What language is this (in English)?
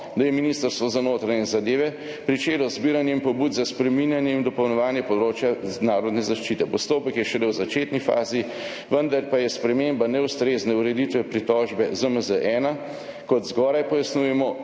Slovenian